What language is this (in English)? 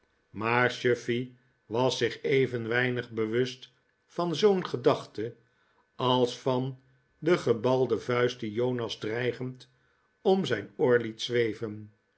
Dutch